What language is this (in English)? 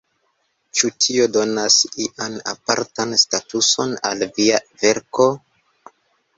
Esperanto